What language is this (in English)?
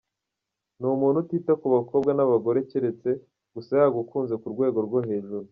Kinyarwanda